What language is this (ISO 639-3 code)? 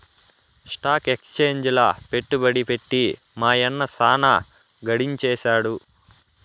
tel